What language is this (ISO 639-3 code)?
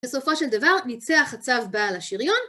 heb